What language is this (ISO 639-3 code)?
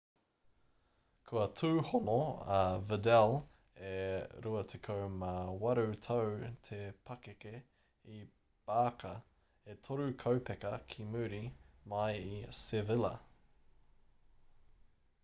mri